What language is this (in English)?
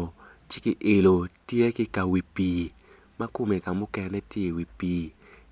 Acoli